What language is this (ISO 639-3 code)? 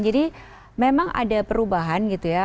ind